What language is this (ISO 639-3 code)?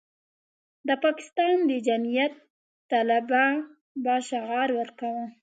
pus